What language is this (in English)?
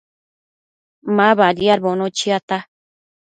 Matsés